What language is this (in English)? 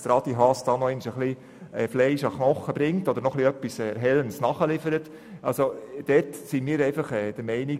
Swiss German